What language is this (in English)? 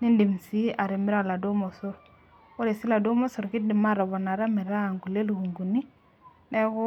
Masai